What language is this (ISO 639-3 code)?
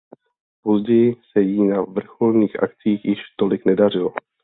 ces